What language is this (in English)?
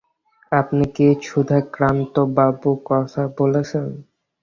Bangla